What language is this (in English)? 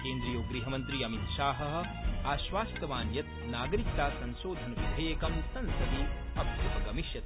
Sanskrit